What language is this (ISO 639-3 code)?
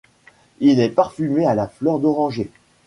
fra